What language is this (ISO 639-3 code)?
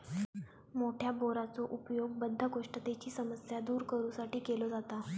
mar